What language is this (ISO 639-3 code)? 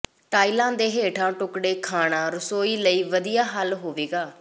pan